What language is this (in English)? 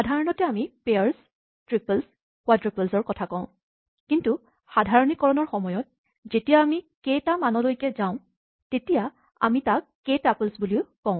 Assamese